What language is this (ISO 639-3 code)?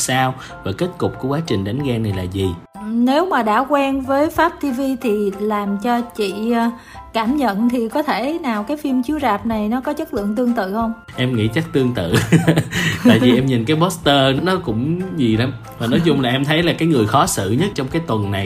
vie